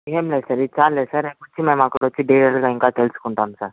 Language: Telugu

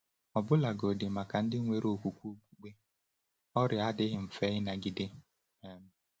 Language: Igbo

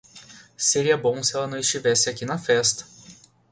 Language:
Portuguese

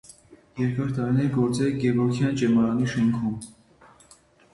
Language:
Armenian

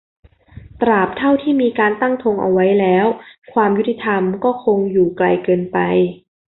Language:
Thai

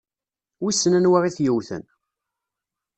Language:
Kabyle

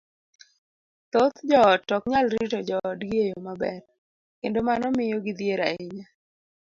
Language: Luo (Kenya and Tanzania)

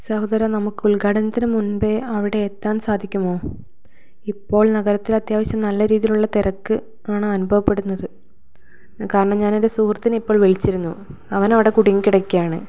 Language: Malayalam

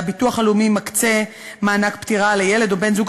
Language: Hebrew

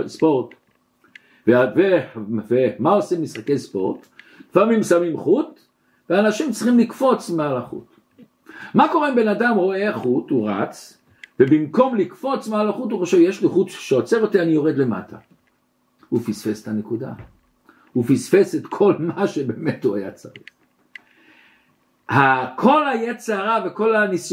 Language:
Hebrew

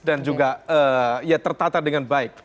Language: Indonesian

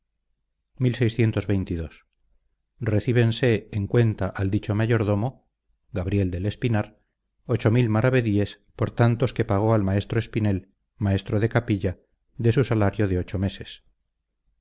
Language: Spanish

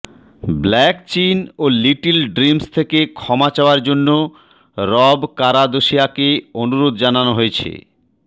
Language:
Bangla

